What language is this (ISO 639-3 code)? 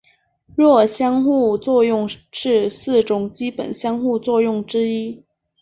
zho